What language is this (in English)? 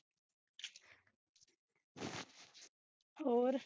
Punjabi